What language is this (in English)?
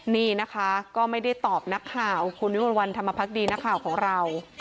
Thai